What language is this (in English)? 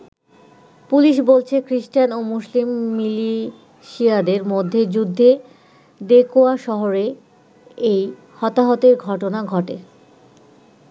Bangla